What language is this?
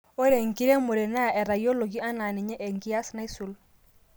Masai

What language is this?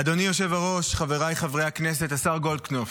Hebrew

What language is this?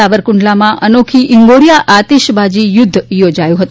Gujarati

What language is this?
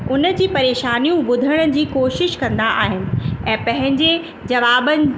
Sindhi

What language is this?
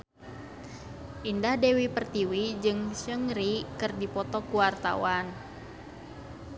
Sundanese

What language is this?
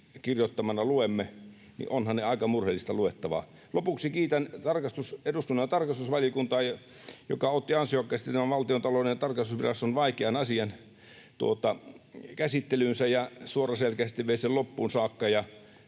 Finnish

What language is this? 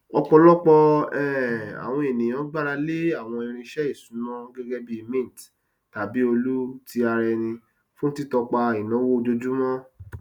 Yoruba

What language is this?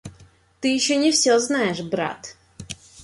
Russian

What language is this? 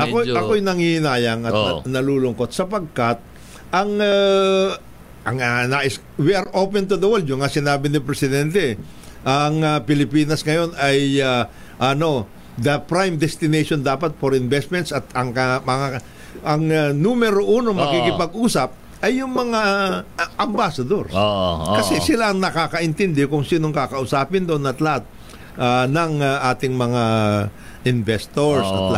Filipino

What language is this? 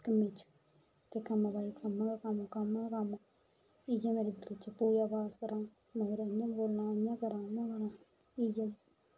Dogri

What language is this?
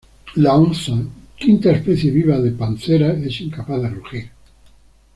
Spanish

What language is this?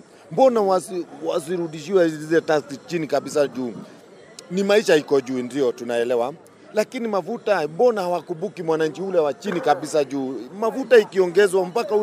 Swahili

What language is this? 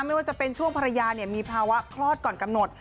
Thai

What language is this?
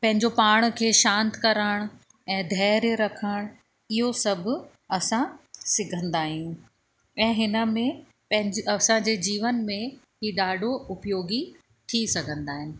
Sindhi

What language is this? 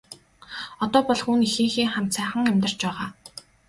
Mongolian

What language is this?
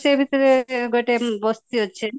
Odia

